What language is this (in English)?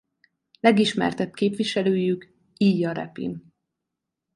Hungarian